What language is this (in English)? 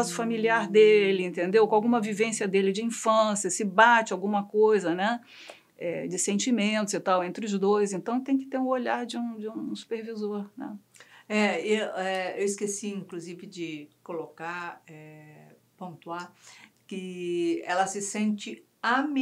Portuguese